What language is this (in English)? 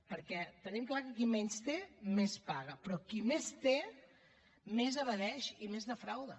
Catalan